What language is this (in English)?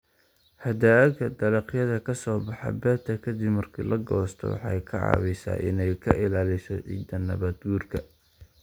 Somali